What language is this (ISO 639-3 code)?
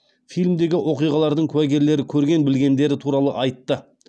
kaz